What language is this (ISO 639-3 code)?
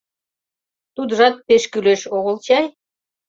chm